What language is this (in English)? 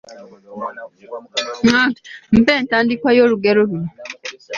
Ganda